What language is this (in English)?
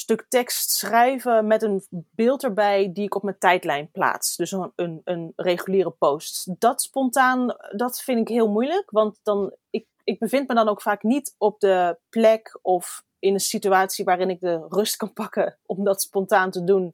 Dutch